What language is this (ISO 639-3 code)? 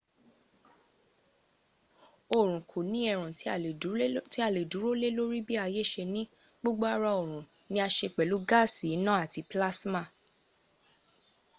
yor